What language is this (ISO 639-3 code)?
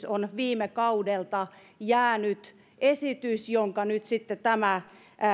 fin